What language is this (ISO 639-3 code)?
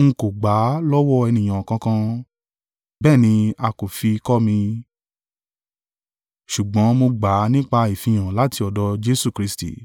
yor